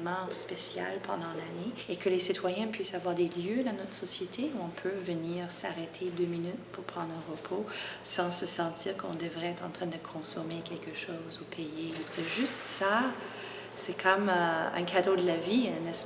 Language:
French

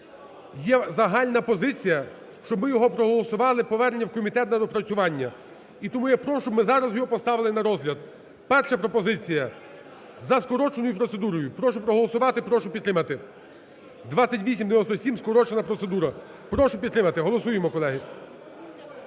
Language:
Ukrainian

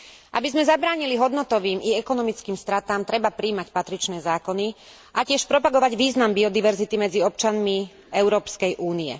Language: Slovak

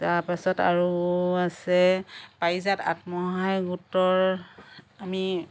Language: Assamese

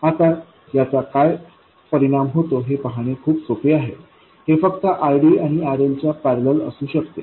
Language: Marathi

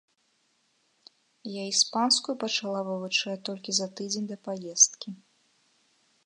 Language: Belarusian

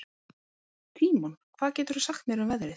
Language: Icelandic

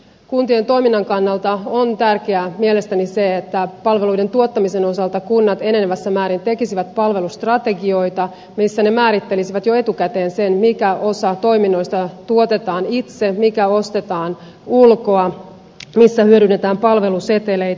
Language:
Finnish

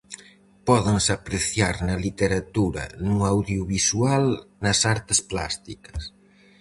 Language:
Galician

